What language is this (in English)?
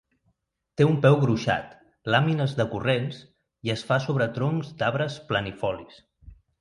Catalan